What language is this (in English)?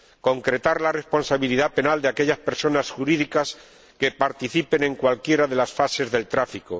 Spanish